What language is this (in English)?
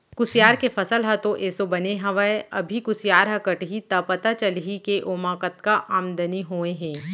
Chhattisgarhi